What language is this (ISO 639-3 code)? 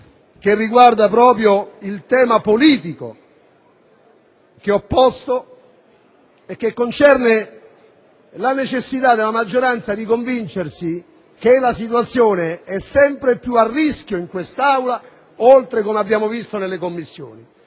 ita